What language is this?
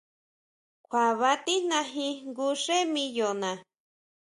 Huautla Mazatec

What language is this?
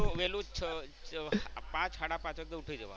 Gujarati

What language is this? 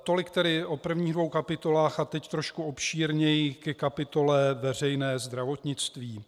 Czech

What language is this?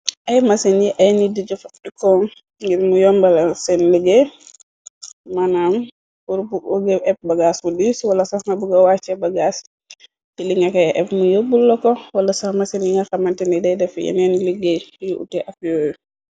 Wolof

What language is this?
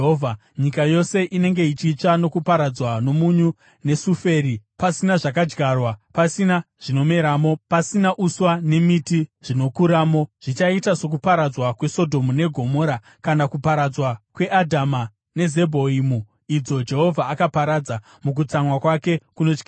Shona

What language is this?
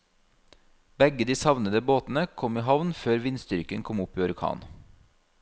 Norwegian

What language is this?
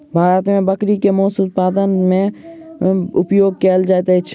Maithili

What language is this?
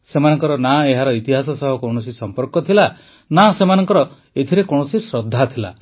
Odia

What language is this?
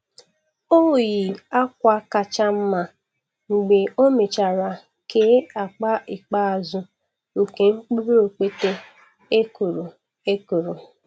Igbo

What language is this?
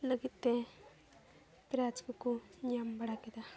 Santali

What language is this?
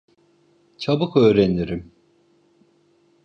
Turkish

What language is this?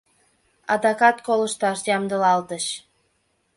Mari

